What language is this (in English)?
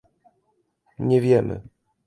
Polish